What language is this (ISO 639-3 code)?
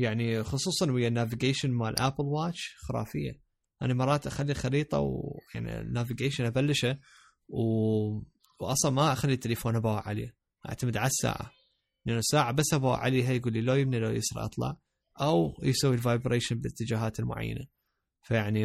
ara